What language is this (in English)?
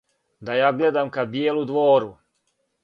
Serbian